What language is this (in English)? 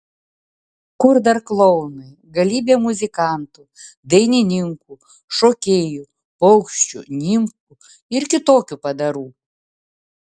Lithuanian